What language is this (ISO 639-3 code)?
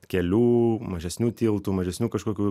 lit